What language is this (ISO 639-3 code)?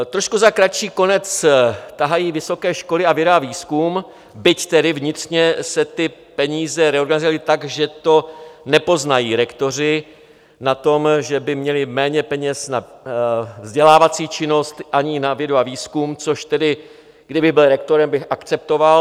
ces